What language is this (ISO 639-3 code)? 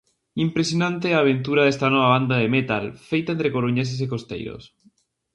glg